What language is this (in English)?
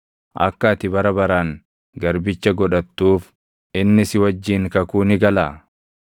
Oromo